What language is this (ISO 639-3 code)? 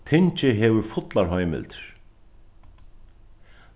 fao